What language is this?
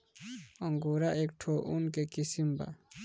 Bhojpuri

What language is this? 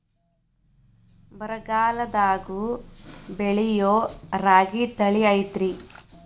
Kannada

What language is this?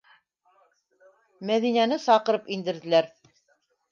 Bashkir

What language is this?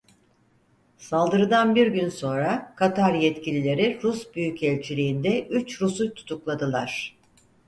Turkish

